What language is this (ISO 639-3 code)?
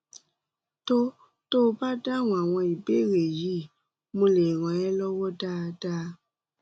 yor